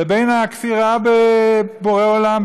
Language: Hebrew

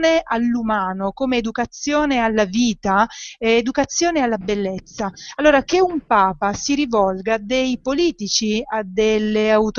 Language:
Italian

